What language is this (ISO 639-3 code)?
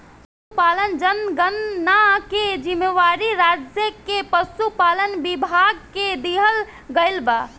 bho